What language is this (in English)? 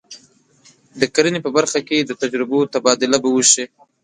Pashto